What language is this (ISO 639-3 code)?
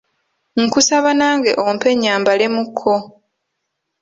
lug